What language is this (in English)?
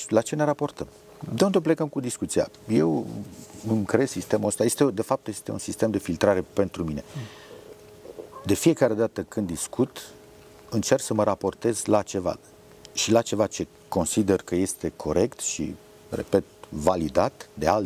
Romanian